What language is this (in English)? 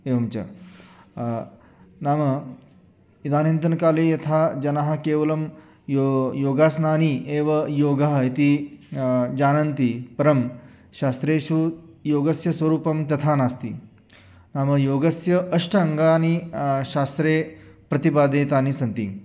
Sanskrit